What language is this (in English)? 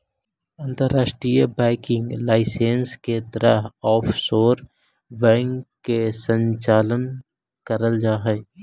Magahi